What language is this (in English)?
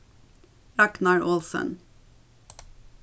Faroese